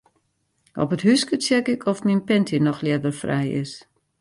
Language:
Western Frisian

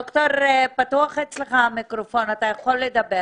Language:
Hebrew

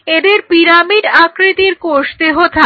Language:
Bangla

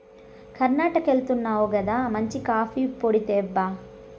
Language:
Telugu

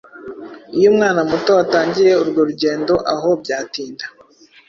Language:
Kinyarwanda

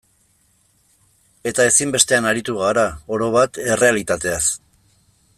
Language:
Basque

